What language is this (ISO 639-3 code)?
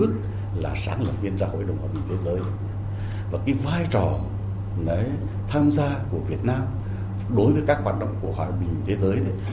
vie